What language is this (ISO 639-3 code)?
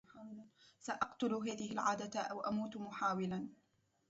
ara